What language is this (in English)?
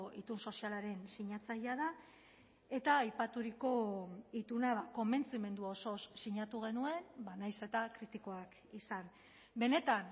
Basque